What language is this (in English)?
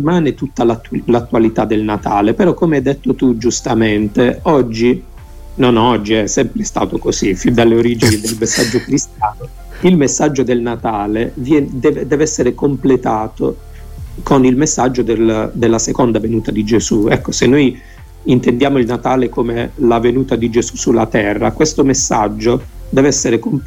Italian